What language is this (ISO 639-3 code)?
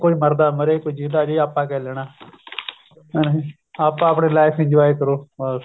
pan